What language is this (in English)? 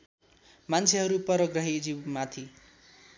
Nepali